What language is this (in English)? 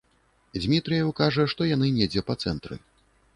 Belarusian